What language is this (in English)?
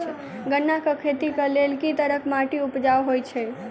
Maithili